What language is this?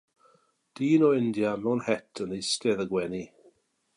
Welsh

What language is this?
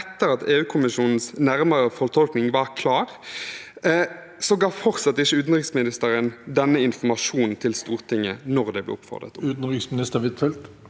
Norwegian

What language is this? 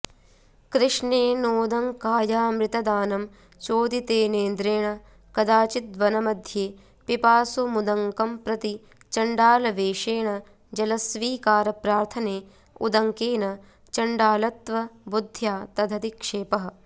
Sanskrit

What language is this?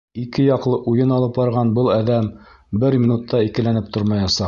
Bashkir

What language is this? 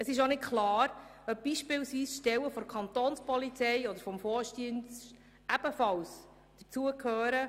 Swiss German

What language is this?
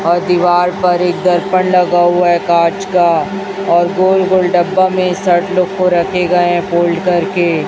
Hindi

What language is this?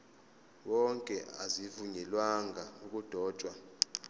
Zulu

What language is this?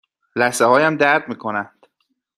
Persian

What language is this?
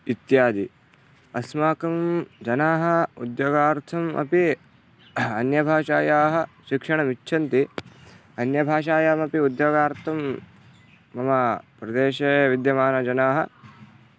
Sanskrit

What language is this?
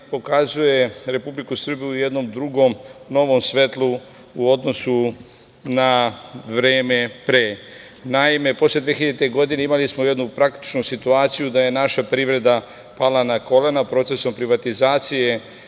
Serbian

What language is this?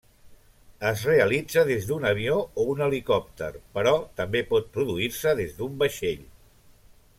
Catalan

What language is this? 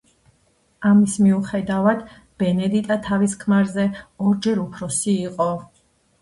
Georgian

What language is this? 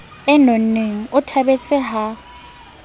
Southern Sotho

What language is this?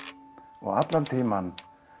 Icelandic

